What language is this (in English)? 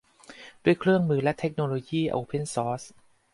Thai